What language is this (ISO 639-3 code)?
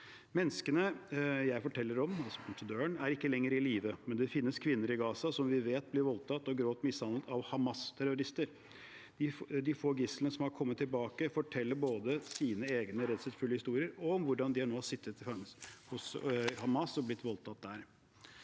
nor